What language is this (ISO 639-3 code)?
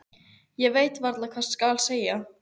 isl